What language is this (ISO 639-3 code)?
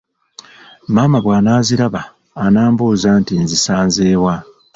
lug